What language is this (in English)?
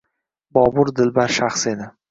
Uzbek